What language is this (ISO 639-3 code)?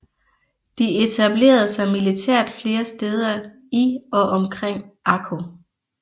dan